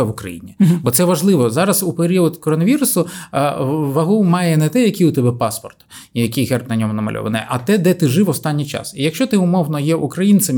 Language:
Ukrainian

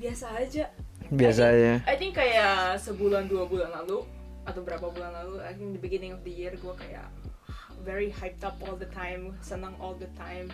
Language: Indonesian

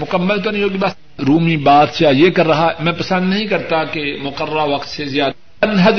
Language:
Urdu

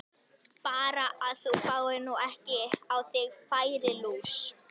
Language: Icelandic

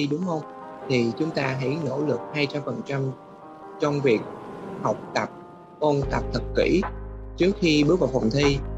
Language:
Vietnamese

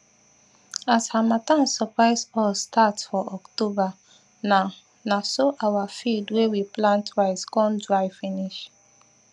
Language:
Nigerian Pidgin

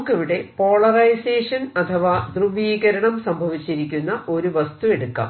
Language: Malayalam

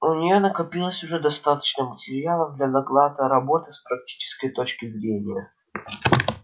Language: Russian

